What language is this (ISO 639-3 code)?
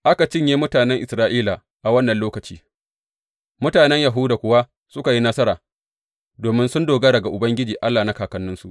hau